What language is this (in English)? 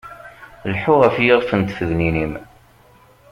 Kabyle